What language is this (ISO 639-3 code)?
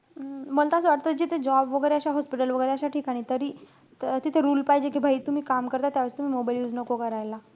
mar